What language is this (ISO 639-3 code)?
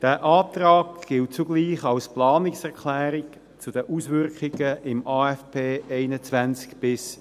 gsw